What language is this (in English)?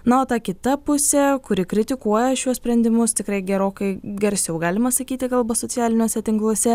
Lithuanian